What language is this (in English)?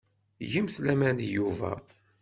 Kabyle